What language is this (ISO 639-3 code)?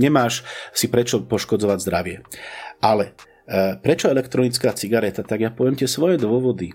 slk